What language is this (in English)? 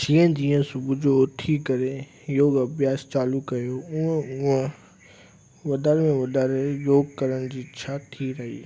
Sindhi